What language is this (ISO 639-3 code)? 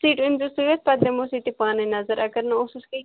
kas